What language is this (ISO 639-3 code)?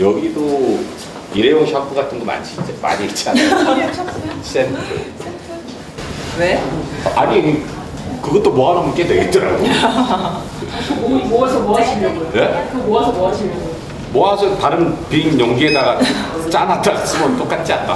kor